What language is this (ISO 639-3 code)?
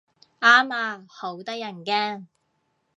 yue